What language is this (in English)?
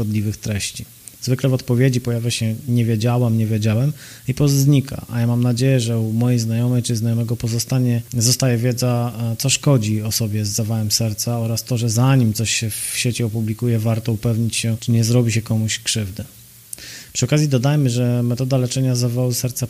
Polish